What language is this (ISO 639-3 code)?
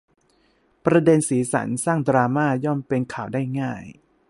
tha